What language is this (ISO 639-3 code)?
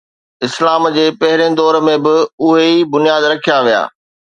snd